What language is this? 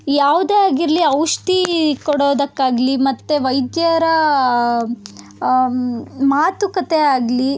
Kannada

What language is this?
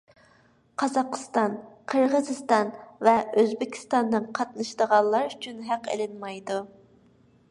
Uyghur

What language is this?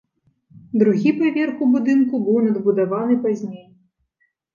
Belarusian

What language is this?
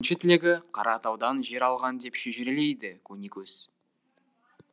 Kazakh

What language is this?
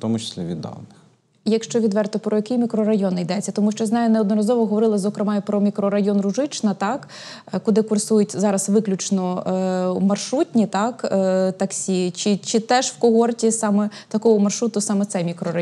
Ukrainian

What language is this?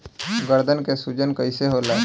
Bhojpuri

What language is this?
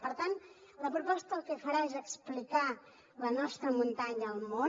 Catalan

